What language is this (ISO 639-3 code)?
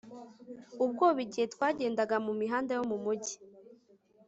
kin